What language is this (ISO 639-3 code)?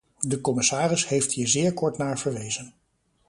nld